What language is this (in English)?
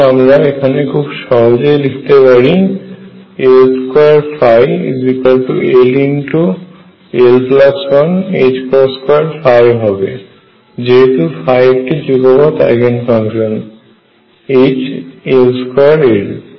Bangla